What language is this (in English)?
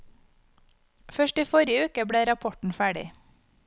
Norwegian